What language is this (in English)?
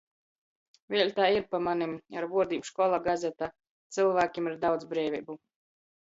Latgalian